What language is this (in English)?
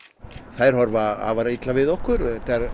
Icelandic